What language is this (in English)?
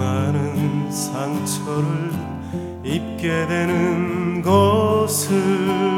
Korean